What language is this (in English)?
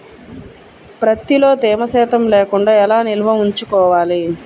Telugu